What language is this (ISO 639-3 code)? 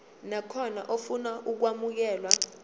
zul